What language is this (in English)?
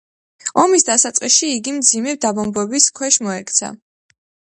Georgian